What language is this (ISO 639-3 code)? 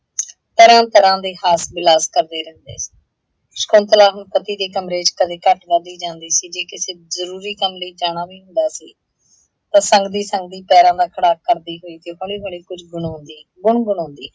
pan